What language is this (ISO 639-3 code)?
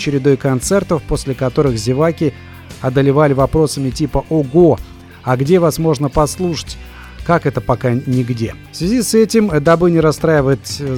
rus